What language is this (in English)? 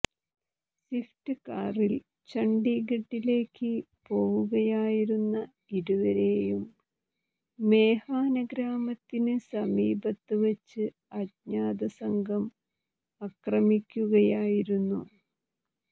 Malayalam